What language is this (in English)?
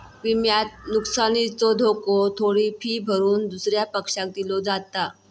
Marathi